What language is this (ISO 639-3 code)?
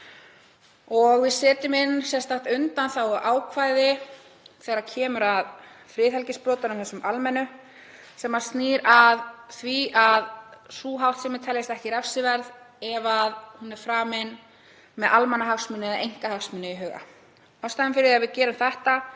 isl